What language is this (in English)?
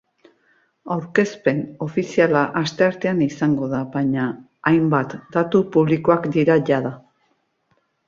Basque